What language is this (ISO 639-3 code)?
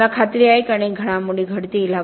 mar